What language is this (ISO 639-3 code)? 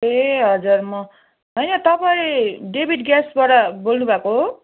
nep